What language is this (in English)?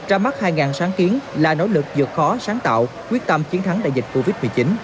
Vietnamese